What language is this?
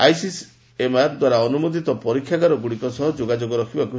Odia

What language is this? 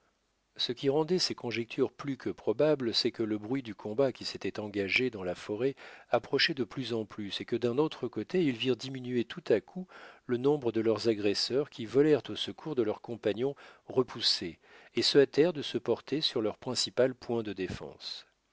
French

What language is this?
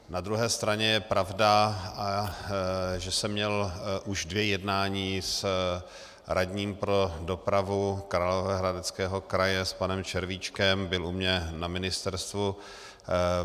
Czech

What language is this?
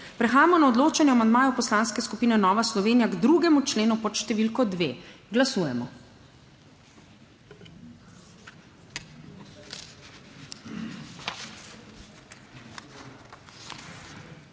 Slovenian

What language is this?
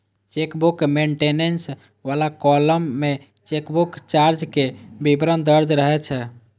Maithili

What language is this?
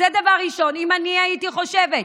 Hebrew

